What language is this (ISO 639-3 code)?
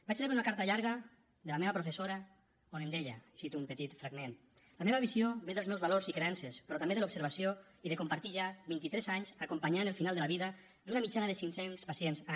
cat